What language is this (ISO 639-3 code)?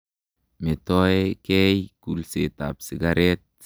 kln